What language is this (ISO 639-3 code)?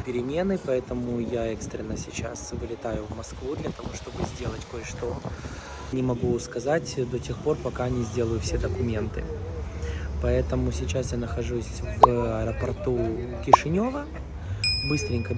rus